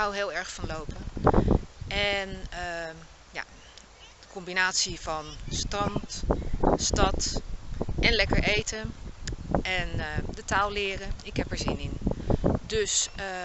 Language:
Dutch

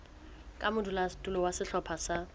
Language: Southern Sotho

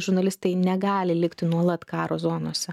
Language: Lithuanian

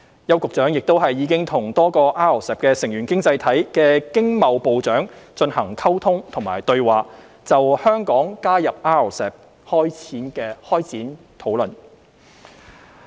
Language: Cantonese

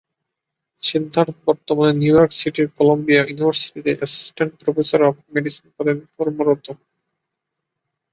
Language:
Bangla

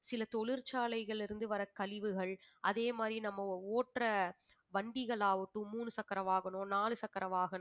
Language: Tamil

